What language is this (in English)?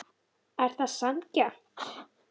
Icelandic